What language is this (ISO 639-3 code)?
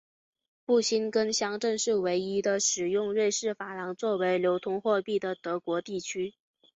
zho